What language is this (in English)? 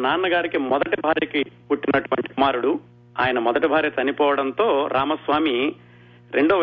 Telugu